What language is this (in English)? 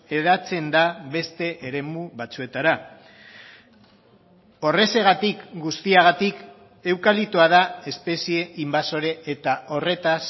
Basque